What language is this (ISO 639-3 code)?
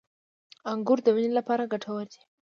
pus